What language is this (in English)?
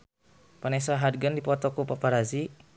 Sundanese